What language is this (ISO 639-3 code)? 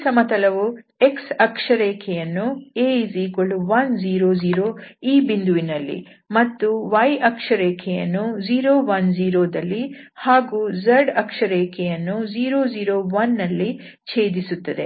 kan